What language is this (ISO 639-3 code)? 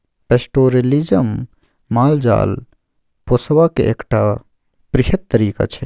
mai